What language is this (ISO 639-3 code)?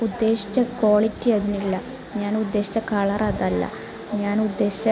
mal